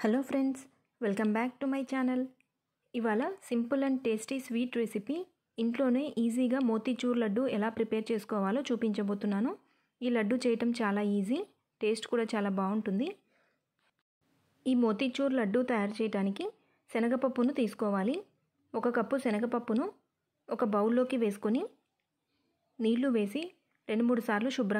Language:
English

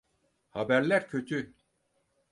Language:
Turkish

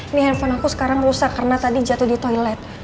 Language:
Indonesian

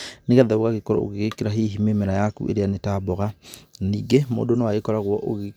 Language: Kikuyu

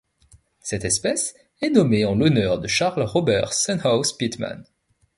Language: French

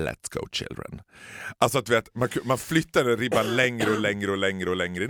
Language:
Swedish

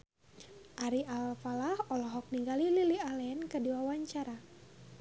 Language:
Sundanese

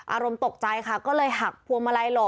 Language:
Thai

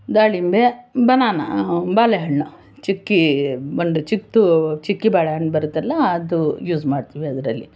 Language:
Kannada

